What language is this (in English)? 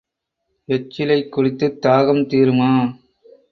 Tamil